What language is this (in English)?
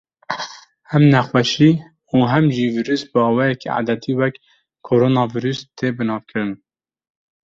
Kurdish